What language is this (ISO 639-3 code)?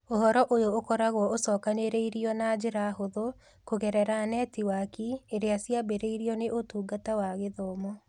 kik